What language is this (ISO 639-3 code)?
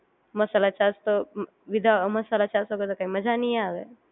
guj